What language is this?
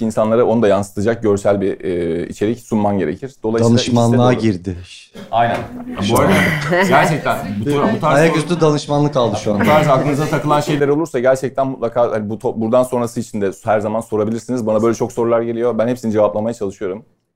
Turkish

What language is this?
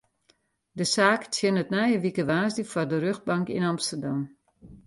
Western Frisian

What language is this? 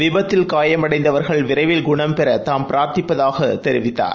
Tamil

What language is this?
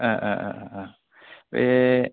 Bodo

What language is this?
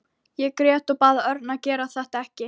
Icelandic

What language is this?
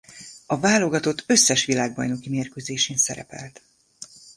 Hungarian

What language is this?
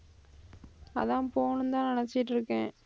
Tamil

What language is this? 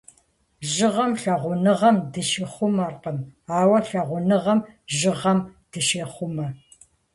Kabardian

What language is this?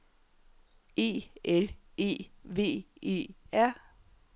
Danish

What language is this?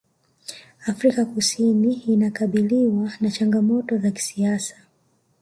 Swahili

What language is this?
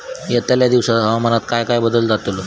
Marathi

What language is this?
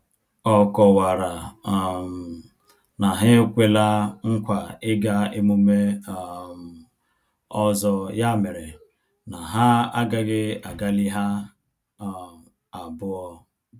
Igbo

